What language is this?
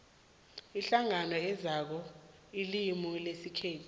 South Ndebele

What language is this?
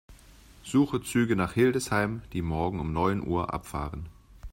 German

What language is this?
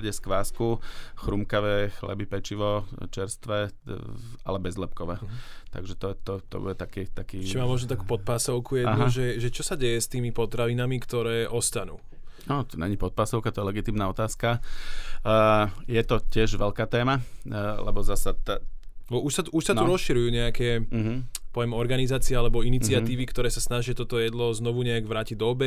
Slovak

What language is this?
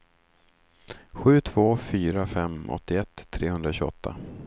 Swedish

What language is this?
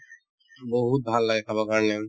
Assamese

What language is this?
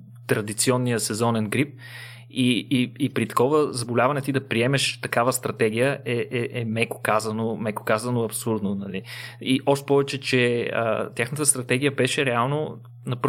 Bulgarian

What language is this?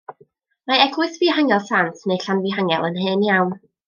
Welsh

